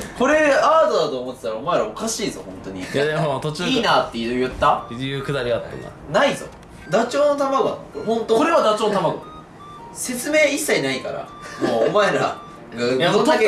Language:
Japanese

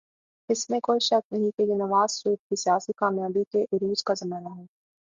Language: Urdu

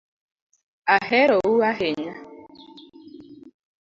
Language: Luo (Kenya and Tanzania)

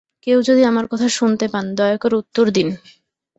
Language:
Bangla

